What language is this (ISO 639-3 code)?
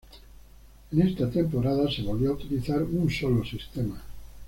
spa